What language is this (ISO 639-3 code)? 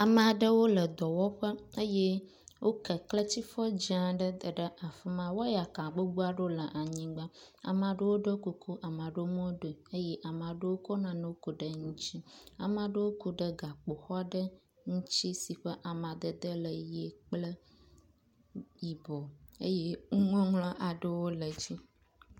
ewe